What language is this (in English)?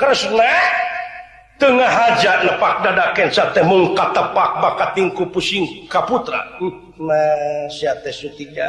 Indonesian